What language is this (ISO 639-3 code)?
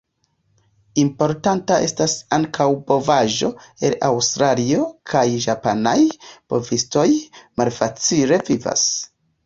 epo